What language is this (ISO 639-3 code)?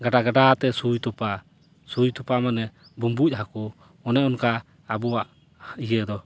sat